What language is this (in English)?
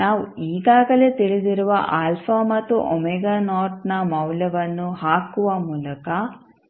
Kannada